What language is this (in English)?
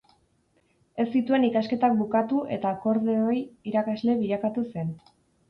Basque